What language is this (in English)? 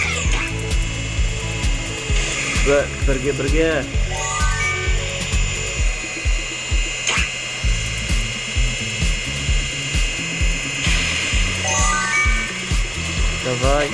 Turkish